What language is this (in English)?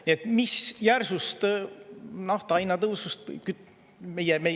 Estonian